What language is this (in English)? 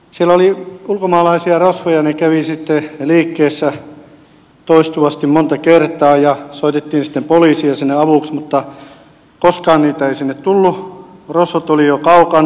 Finnish